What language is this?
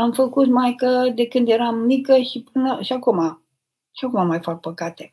Romanian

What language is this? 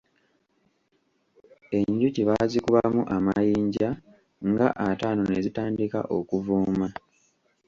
Ganda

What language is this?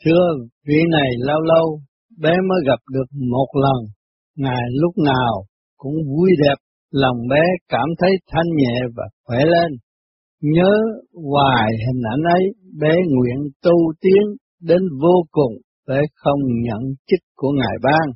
Vietnamese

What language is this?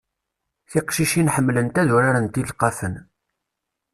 Kabyle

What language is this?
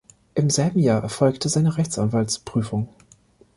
German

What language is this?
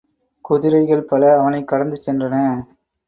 Tamil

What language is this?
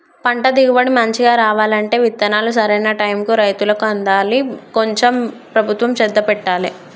Telugu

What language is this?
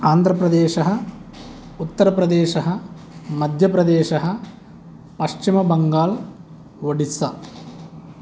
Sanskrit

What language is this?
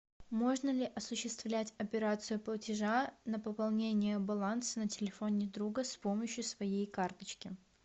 Russian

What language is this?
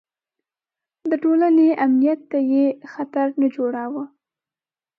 Pashto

